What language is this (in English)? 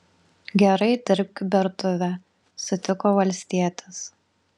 Lithuanian